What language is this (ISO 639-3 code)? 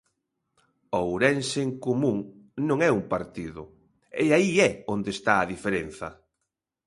glg